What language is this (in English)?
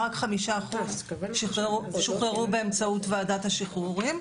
Hebrew